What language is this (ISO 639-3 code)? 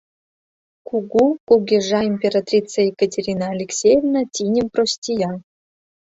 chm